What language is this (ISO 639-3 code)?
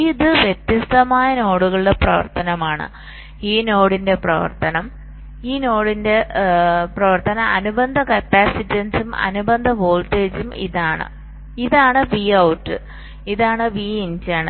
mal